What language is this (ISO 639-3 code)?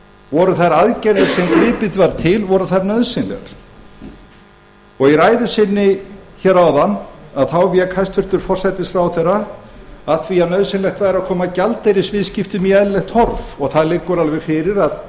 isl